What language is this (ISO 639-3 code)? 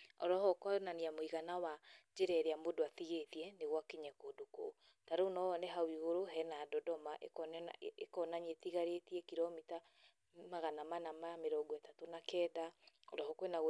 kik